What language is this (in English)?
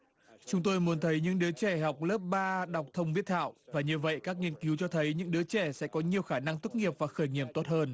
Vietnamese